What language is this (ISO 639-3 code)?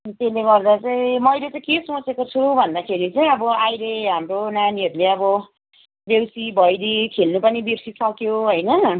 nep